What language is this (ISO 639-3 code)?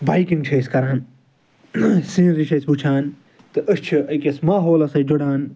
kas